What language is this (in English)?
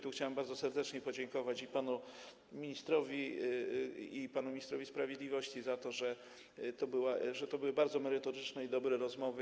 Polish